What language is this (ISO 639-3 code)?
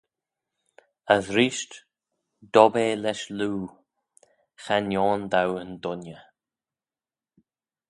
glv